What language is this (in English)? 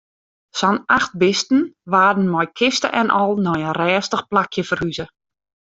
Western Frisian